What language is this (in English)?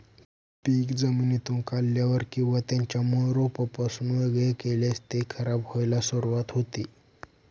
Marathi